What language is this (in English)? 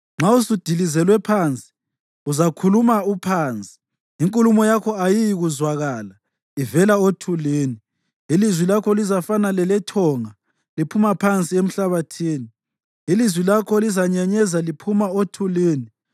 North Ndebele